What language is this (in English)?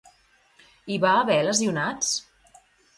Catalan